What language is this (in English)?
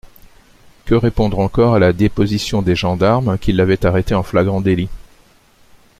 French